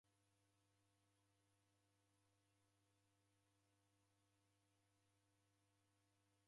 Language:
Taita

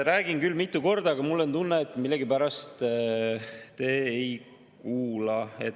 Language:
Estonian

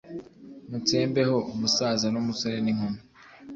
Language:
Kinyarwanda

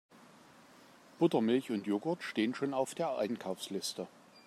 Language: German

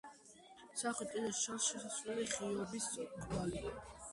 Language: Georgian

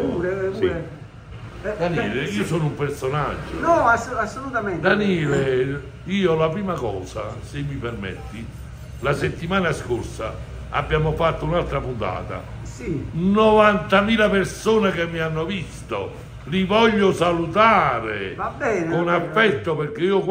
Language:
Italian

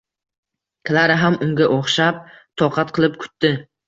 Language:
Uzbek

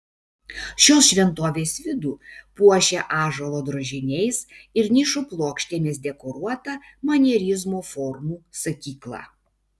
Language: Lithuanian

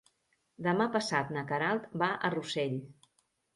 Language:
Catalan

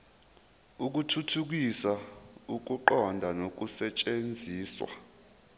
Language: Zulu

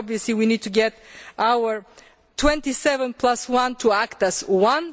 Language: English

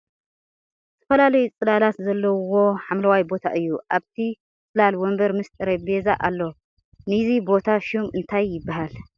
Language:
Tigrinya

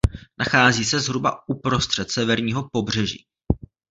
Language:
Czech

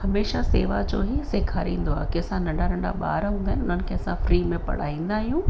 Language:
Sindhi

